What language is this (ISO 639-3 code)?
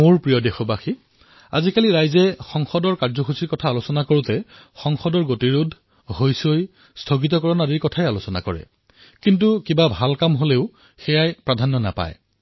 asm